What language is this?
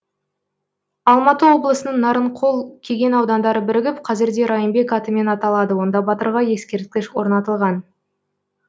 Kazakh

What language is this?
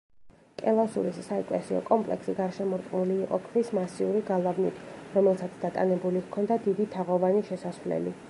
Georgian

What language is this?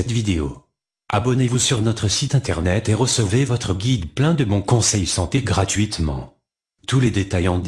French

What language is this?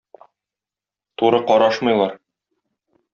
Tatar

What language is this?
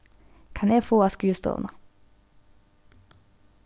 Faroese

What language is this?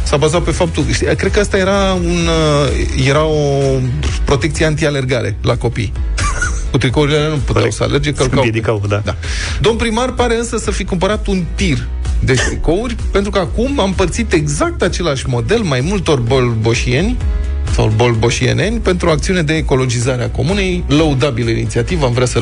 Romanian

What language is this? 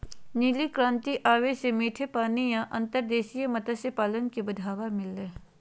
Magahi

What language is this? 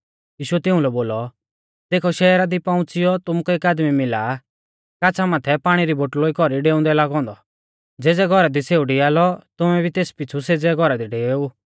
Mahasu Pahari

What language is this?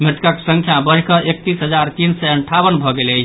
Maithili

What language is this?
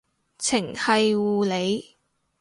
Cantonese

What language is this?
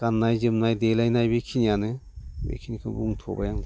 Bodo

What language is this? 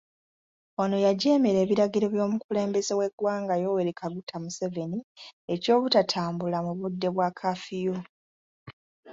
Ganda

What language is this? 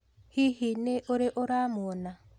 Kikuyu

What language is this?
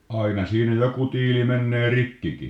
Finnish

